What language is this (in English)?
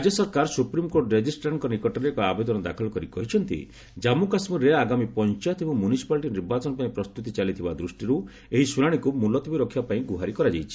Odia